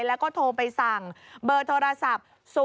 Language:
Thai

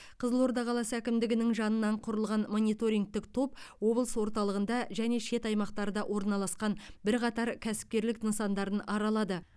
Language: Kazakh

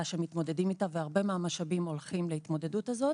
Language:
Hebrew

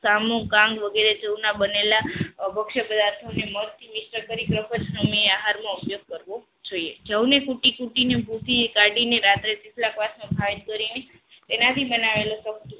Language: Gujarati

